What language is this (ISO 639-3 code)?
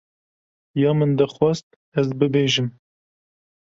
kur